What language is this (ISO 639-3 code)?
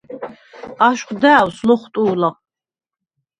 sva